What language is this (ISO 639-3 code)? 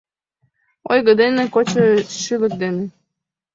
chm